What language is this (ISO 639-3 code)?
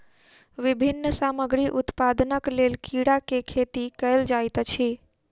mai